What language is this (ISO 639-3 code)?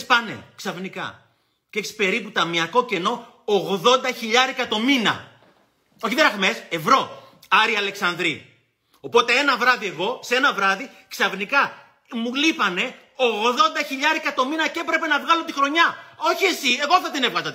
ell